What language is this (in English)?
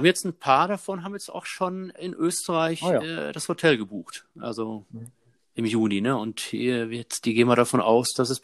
German